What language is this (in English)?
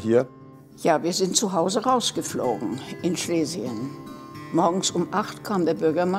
German